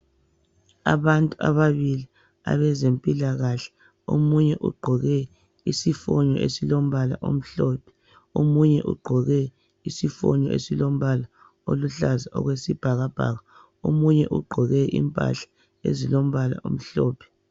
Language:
North Ndebele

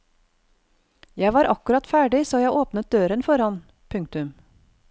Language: Norwegian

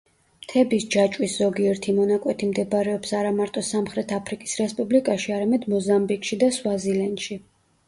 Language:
Georgian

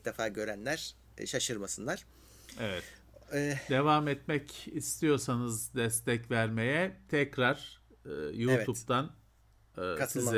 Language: Turkish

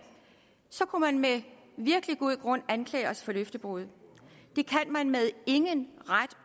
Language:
Danish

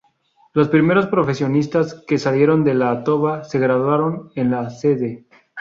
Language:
Spanish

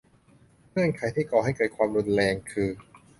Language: Thai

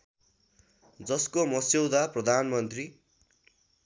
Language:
Nepali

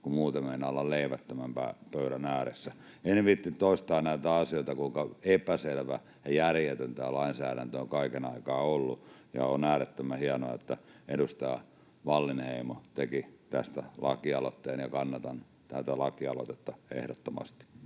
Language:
Finnish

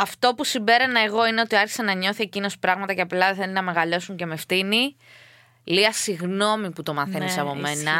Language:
Greek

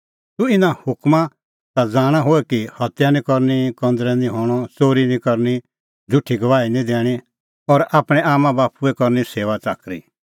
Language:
Kullu Pahari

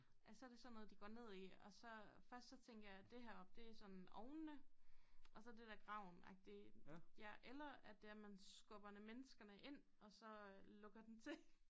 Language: Danish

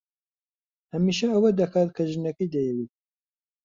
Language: Central Kurdish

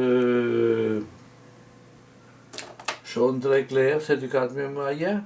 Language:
French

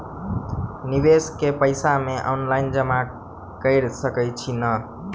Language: Maithili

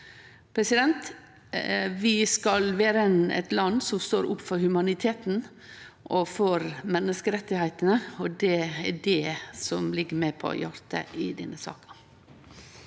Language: Norwegian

